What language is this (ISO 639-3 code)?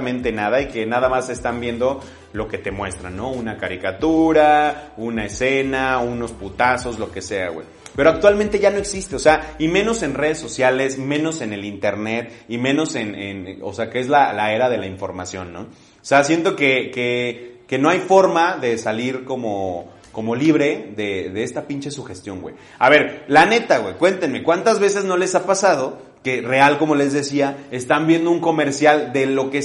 spa